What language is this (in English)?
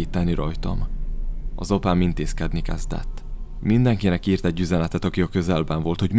Hungarian